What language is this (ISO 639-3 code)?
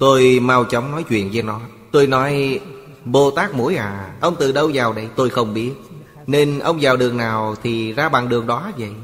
vie